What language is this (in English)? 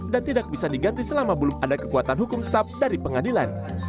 Indonesian